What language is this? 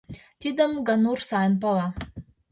Mari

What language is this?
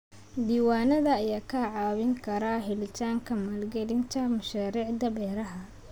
Somali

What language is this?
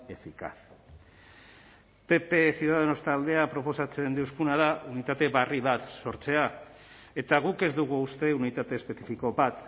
Basque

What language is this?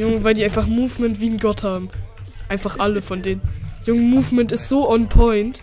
German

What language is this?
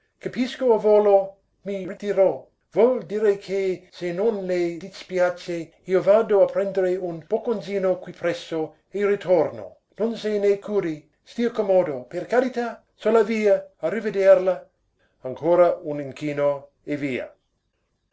Italian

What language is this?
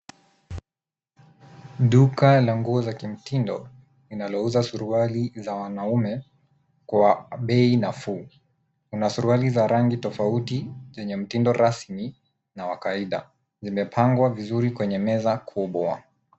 Swahili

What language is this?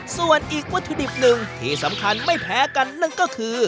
Thai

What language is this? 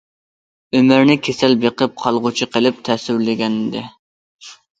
Uyghur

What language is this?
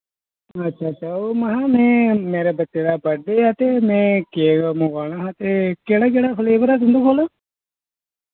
Dogri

